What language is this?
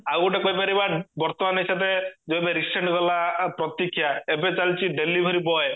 Odia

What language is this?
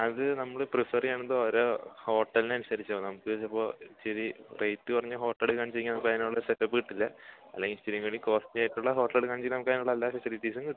Malayalam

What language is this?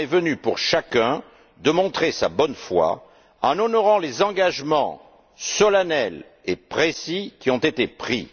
French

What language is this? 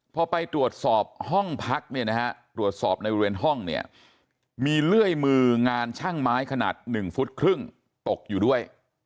Thai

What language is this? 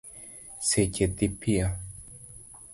Luo (Kenya and Tanzania)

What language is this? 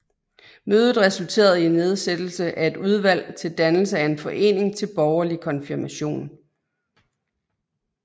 Danish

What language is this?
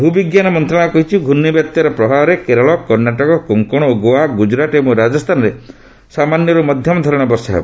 Odia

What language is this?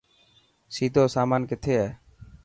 Dhatki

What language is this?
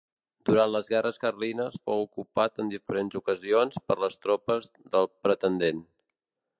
Catalan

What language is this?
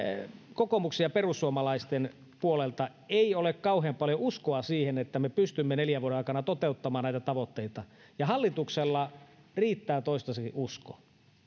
Finnish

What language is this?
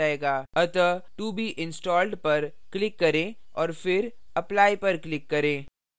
Hindi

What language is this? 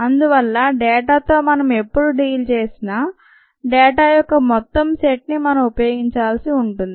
Telugu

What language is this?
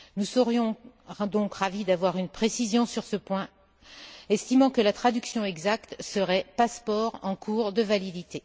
French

